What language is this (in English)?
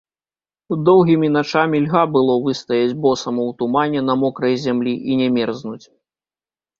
Belarusian